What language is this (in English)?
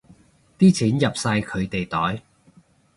Cantonese